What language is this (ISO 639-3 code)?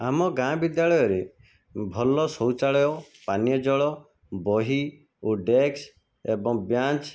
ori